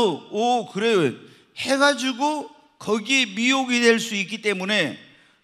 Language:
Korean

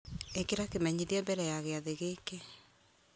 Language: Kikuyu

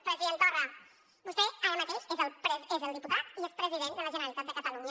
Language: Catalan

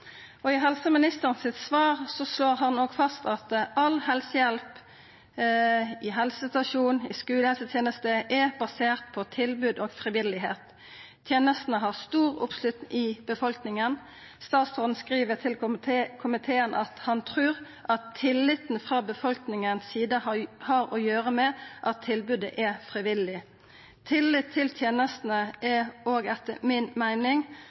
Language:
Norwegian Nynorsk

